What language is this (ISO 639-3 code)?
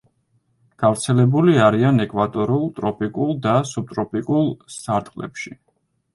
kat